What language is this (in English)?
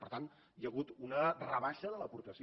Catalan